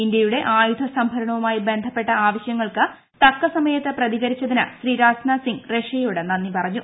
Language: Malayalam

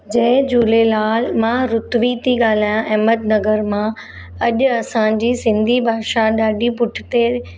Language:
Sindhi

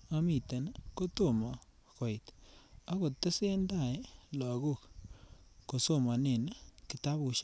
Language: Kalenjin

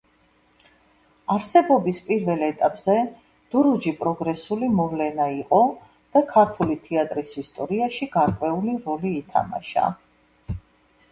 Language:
Georgian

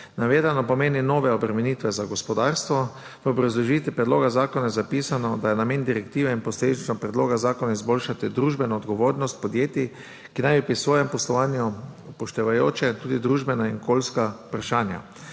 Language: Slovenian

